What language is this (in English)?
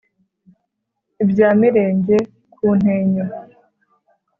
Kinyarwanda